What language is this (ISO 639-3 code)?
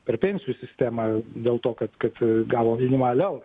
lit